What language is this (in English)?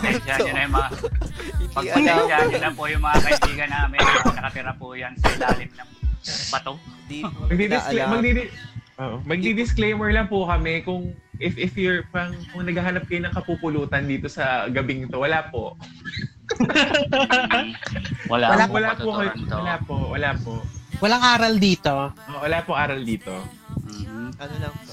Filipino